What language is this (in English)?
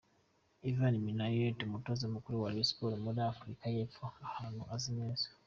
Kinyarwanda